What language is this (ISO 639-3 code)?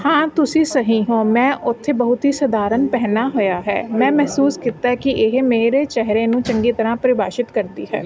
pan